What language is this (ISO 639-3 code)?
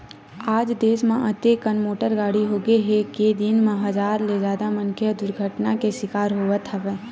hne